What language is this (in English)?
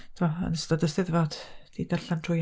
Welsh